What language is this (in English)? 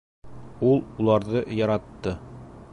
Bashkir